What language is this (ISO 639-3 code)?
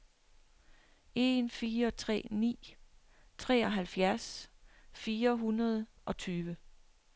dan